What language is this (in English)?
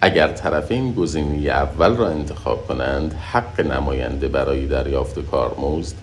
Persian